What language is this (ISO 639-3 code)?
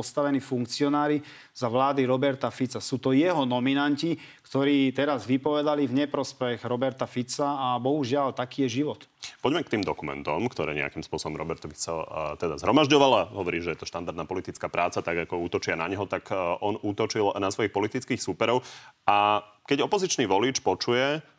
slk